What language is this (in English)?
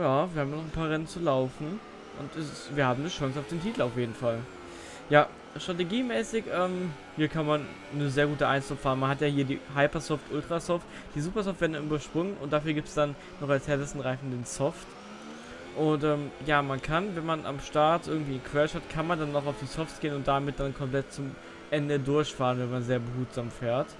German